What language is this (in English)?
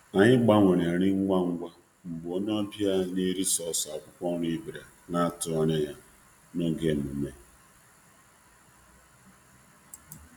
Igbo